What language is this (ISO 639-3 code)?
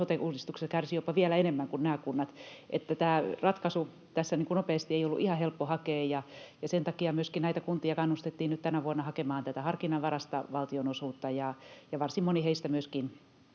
fin